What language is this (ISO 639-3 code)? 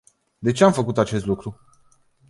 ron